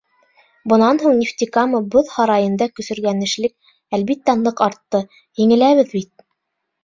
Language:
Bashkir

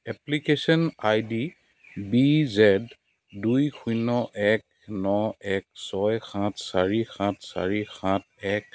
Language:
Assamese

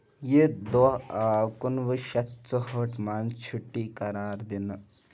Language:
Kashmiri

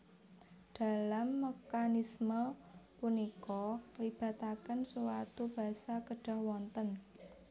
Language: Javanese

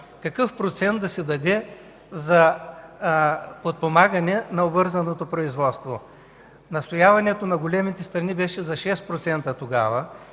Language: Bulgarian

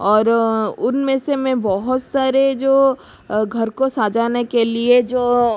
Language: Hindi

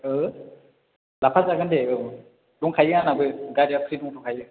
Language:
Bodo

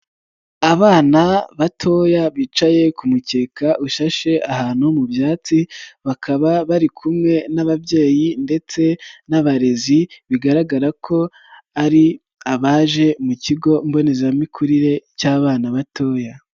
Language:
Kinyarwanda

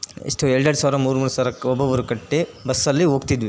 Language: Kannada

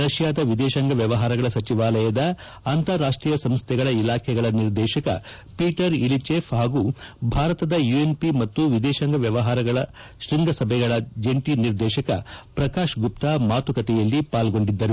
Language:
Kannada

